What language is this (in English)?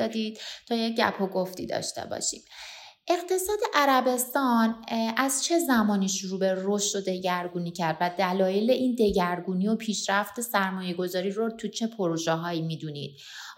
Persian